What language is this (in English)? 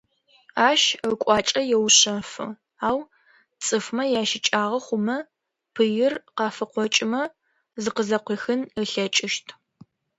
Adyghe